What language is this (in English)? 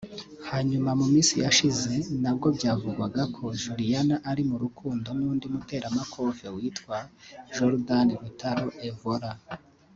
Kinyarwanda